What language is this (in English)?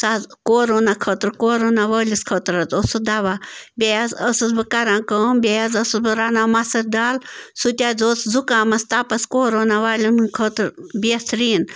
Kashmiri